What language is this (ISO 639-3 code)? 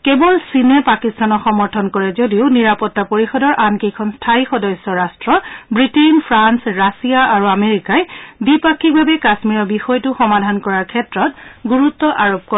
asm